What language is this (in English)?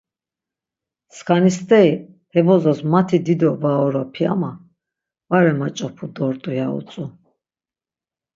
Laz